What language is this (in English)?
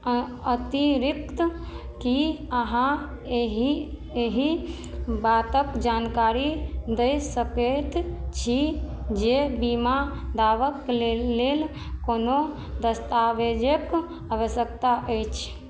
Maithili